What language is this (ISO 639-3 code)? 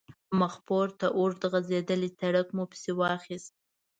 pus